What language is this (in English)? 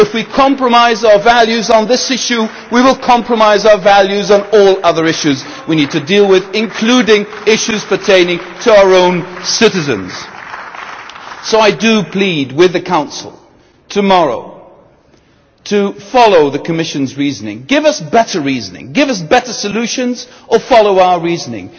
English